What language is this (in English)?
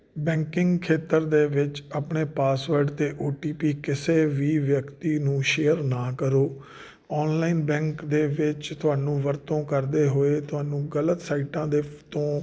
Punjabi